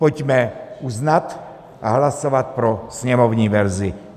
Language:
Czech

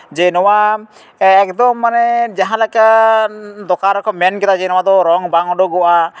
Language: Santali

